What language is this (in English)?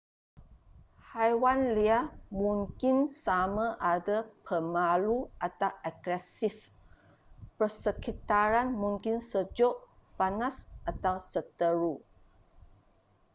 Malay